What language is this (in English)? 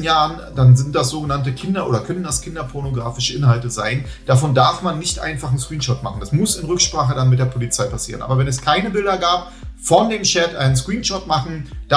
German